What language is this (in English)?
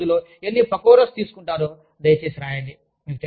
Telugu